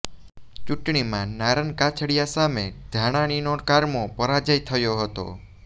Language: Gujarati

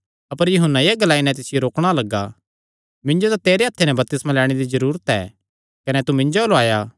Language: Kangri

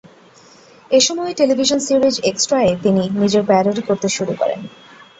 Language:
Bangla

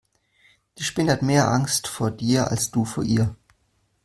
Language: German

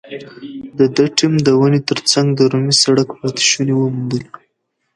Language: Pashto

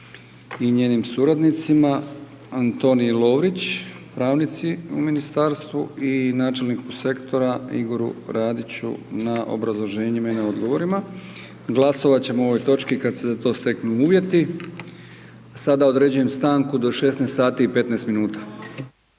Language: Croatian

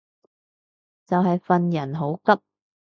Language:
Cantonese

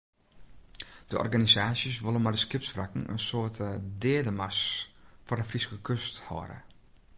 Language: Western Frisian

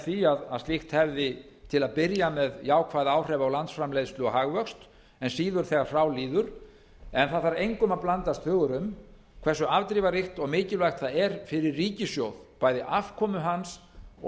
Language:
Icelandic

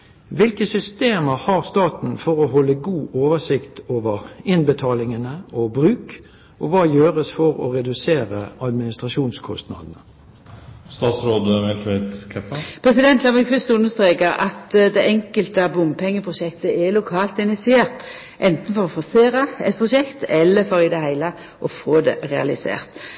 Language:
Norwegian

